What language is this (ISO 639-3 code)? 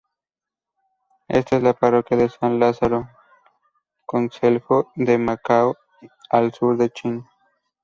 spa